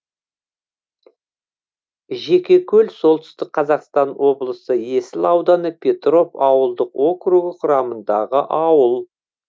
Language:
Kazakh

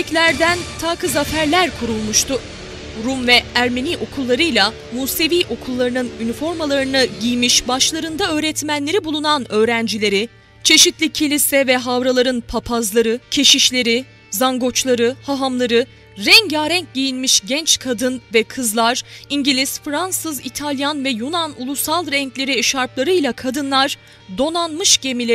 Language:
Turkish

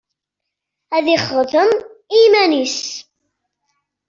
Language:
Kabyle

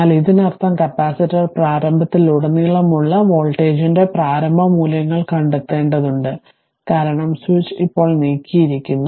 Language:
Malayalam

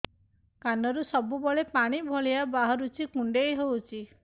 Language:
Odia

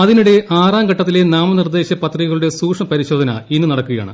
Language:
Malayalam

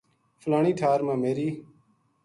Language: Gujari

